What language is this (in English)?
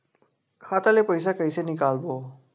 Chhattisgarhi